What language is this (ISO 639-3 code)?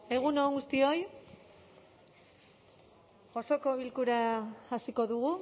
eus